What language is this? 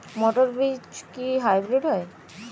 Bangla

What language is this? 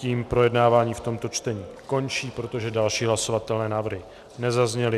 Czech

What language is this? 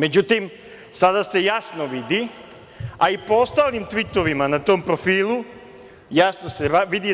Serbian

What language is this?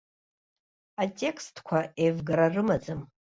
Abkhazian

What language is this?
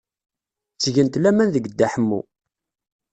Kabyle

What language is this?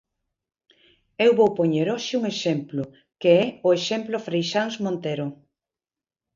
Galician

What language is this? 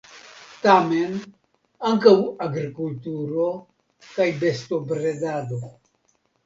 Esperanto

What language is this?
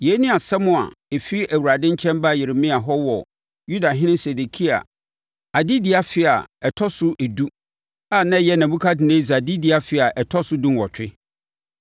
Akan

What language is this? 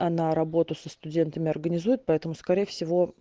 Russian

